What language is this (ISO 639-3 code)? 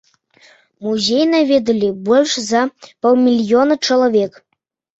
bel